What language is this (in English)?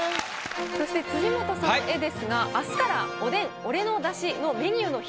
Japanese